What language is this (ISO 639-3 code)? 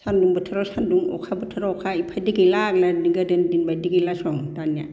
brx